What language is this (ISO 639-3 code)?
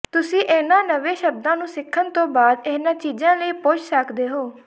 pan